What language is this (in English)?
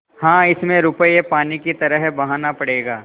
Hindi